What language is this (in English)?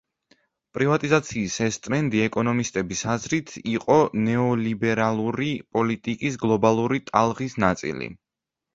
Georgian